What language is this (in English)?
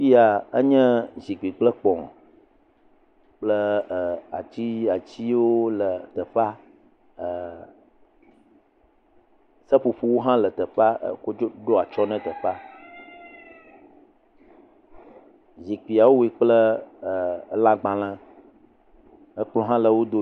Ewe